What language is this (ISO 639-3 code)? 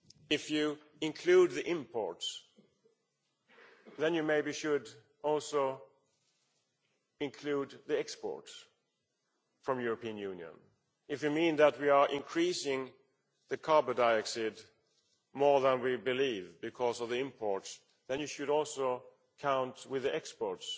eng